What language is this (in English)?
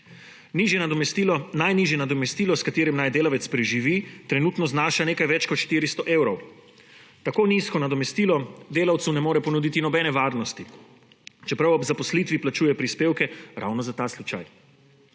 Slovenian